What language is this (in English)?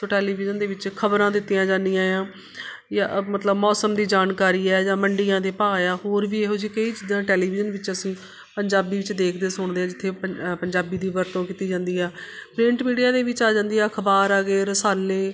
Punjabi